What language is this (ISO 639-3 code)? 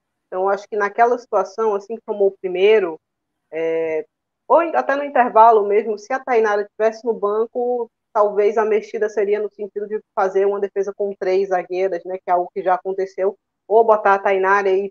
por